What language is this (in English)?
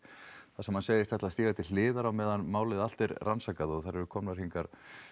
Icelandic